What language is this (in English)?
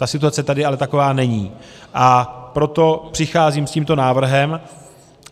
Czech